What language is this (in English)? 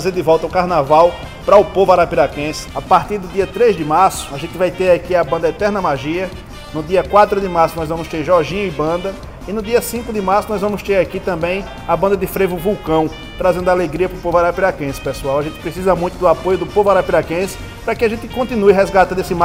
Portuguese